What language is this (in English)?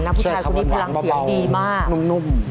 Thai